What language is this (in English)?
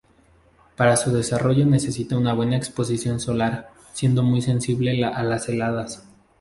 Spanish